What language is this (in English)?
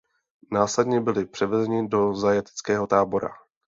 Czech